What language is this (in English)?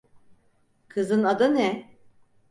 Turkish